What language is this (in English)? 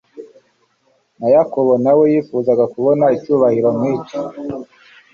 Kinyarwanda